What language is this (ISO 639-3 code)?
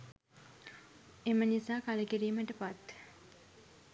sin